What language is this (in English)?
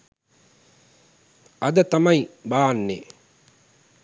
Sinhala